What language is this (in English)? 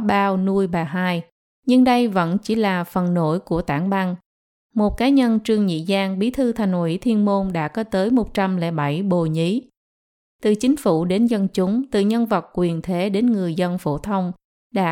Vietnamese